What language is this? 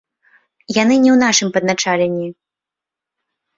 Belarusian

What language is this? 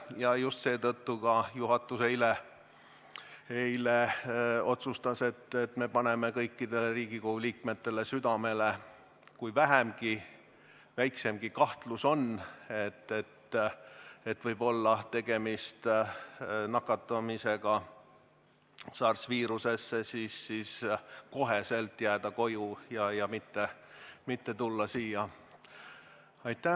Estonian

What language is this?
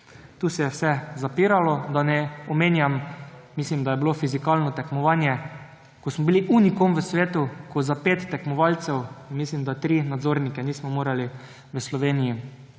Slovenian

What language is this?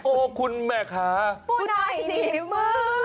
Thai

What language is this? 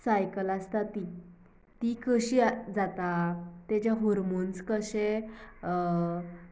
Konkani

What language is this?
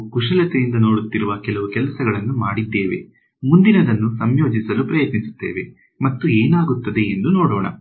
Kannada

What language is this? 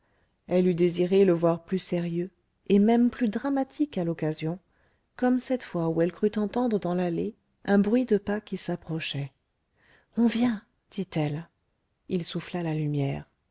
French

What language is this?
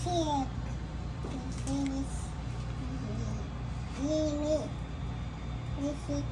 Arabic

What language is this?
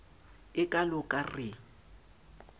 Southern Sotho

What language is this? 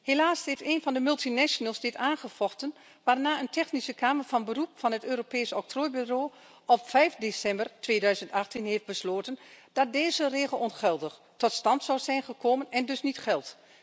Dutch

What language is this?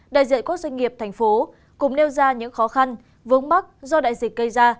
Vietnamese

